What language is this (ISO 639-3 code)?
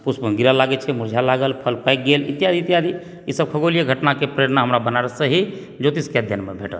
mai